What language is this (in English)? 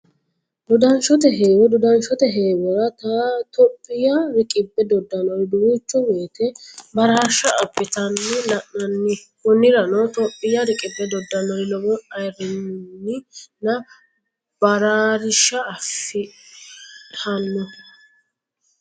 Sidamo